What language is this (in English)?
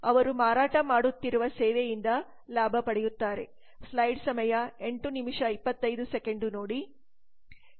Kannada